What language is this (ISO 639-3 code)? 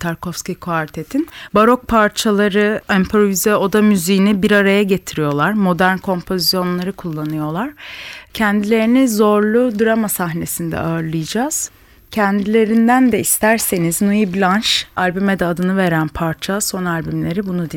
tur